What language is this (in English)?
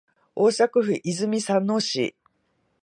Japanese